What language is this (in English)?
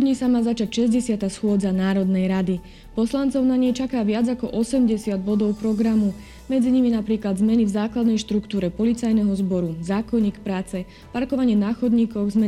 Slovak